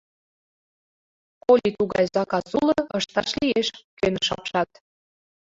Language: Mari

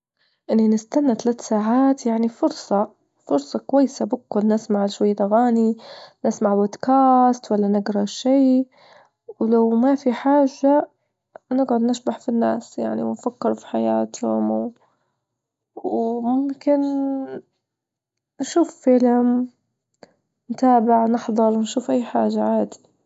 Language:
Libyan Arabic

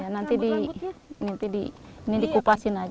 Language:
Indonesian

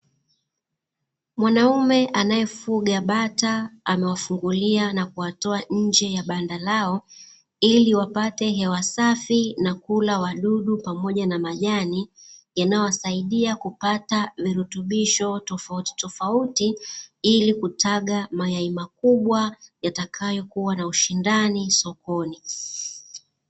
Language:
Swahili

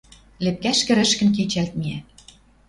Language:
Western Mari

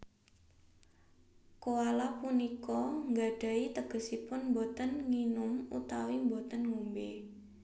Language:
Javanese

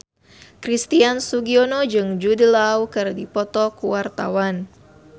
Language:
Sundanese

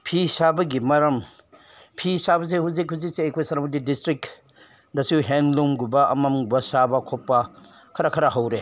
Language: Manipuri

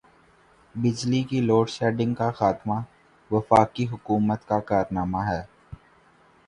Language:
Urdu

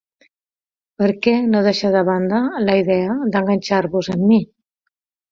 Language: Catalan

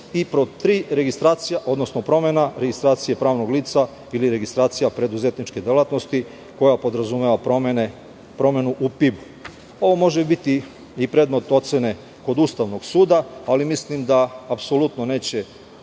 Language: Serbian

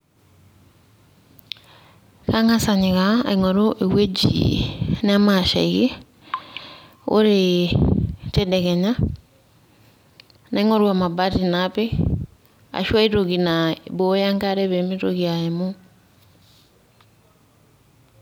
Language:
Masai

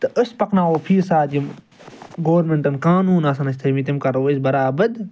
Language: Kashmiri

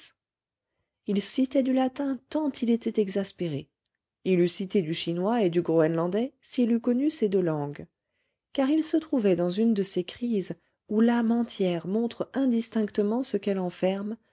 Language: French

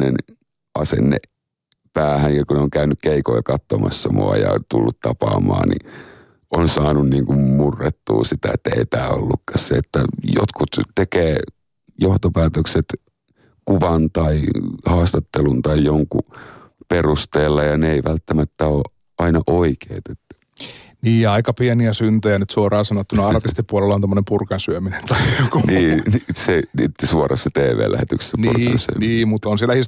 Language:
Finnish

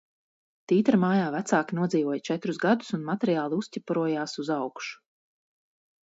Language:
Latvian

